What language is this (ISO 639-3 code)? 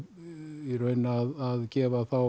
isl